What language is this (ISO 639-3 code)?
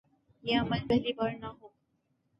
urd